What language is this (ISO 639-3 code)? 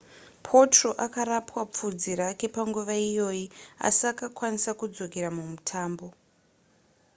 sna